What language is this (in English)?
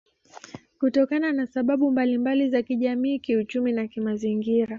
Swahili